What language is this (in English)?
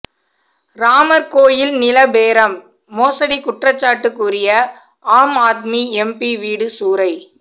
Tamil